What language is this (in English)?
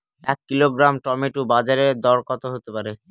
Bangla